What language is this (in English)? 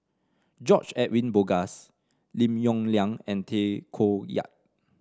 English